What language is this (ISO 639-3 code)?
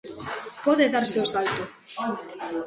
glg